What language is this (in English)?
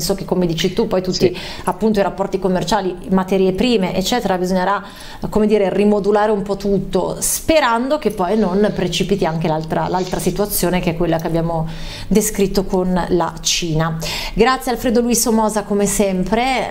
Italian